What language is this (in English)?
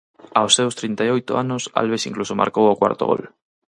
Galician